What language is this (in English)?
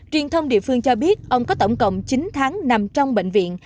Vietnamese